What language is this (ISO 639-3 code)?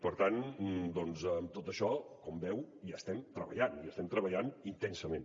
cat